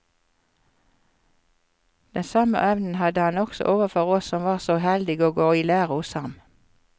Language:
Norwegian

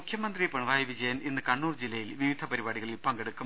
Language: Malayalam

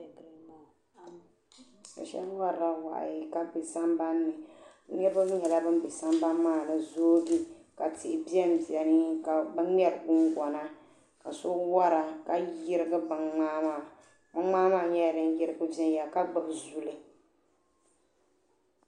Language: Dagbani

